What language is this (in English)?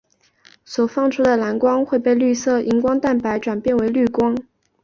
Chinese